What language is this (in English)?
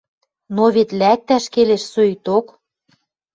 Western Mari